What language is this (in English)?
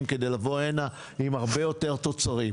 Hebrew